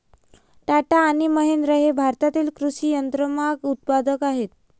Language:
Marathi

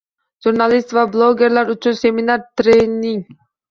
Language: Uzbek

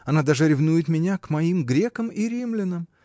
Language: Russian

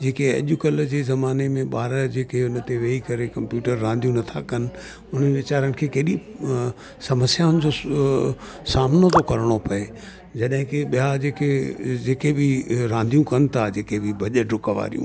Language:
Sindhi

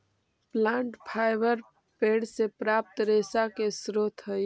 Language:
Magahi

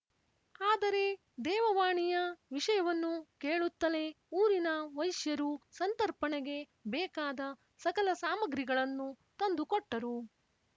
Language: Kannada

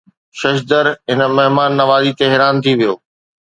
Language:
Sindhi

